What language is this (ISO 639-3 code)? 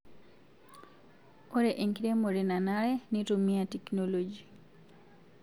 mas